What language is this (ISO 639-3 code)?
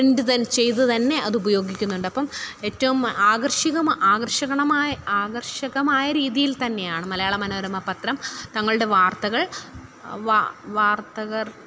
mal